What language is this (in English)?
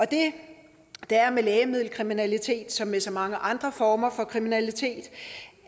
Danish